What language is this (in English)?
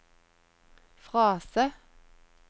Norwegian